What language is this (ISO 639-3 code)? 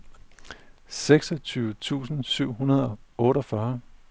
dan